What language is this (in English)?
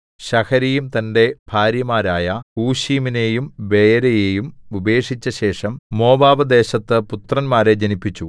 Malayalam